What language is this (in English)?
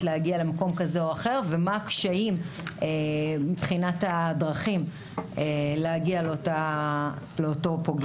Hebrew